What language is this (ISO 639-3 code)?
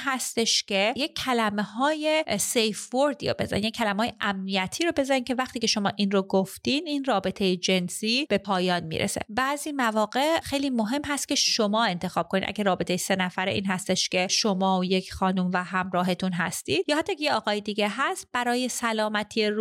fas